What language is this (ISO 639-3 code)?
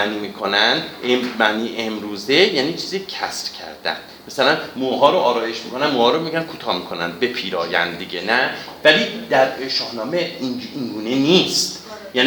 fas